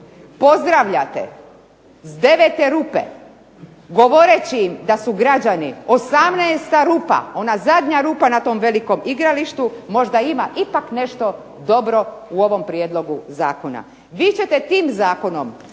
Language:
Croatian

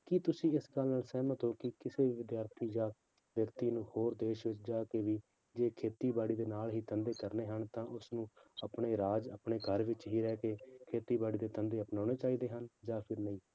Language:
Punjabi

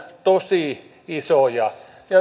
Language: Finnish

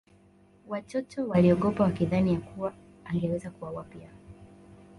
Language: Swahili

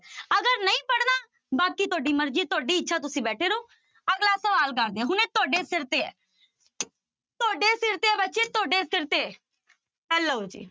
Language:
Punjabi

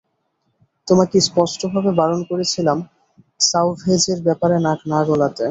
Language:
Bangla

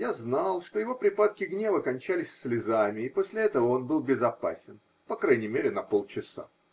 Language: Russian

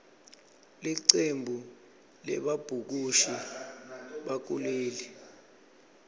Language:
Swati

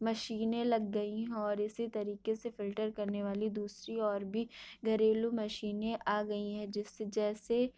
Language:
Urdu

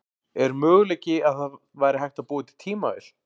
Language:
Icelandic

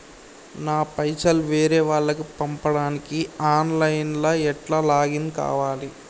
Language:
Telugu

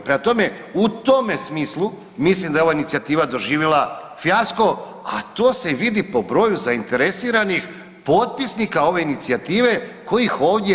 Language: Croatian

